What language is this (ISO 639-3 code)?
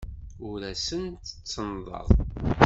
kab